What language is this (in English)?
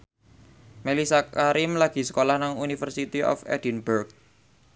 Javanese